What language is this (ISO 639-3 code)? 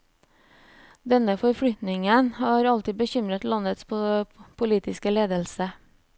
nor